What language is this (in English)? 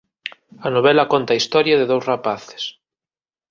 Galician